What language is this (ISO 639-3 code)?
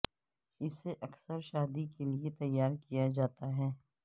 urd